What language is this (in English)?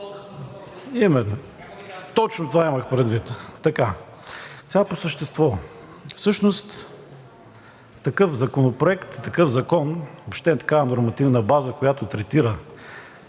Bulgarian